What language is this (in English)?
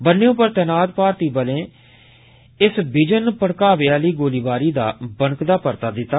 Dogri